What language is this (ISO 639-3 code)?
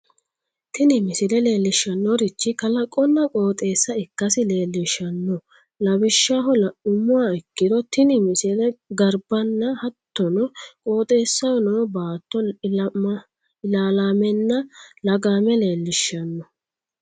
sid